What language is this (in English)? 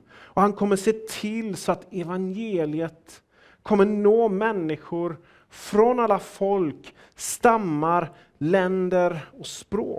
Swedish